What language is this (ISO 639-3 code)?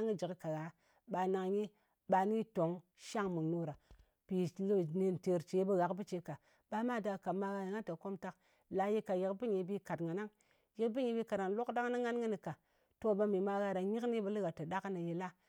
anc